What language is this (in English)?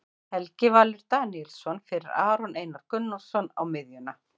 Icelandic